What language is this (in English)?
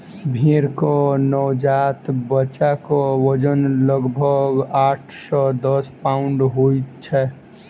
Maithili